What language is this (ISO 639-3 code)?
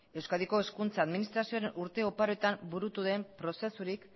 eus